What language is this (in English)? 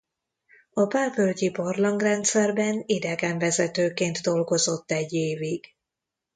Hungarian